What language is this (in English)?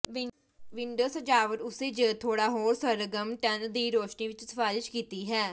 Punjabi